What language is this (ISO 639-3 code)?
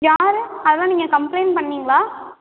tam